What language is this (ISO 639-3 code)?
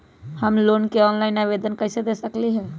mag